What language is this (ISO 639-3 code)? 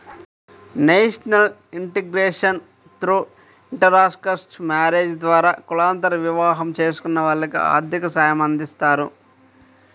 tel